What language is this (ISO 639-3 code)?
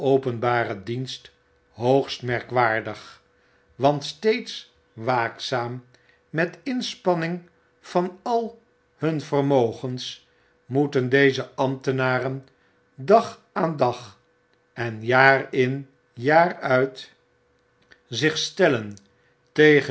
nld